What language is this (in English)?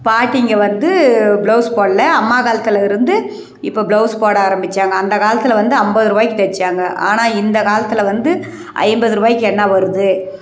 Tamil